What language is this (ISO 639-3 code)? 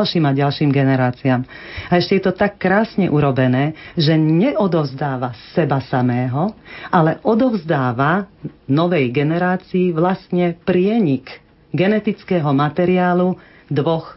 slk